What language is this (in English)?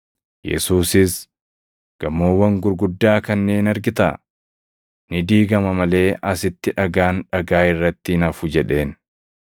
Oromo